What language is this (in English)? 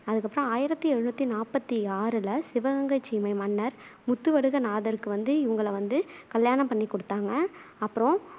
Tamil